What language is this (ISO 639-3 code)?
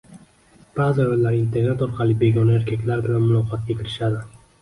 uzb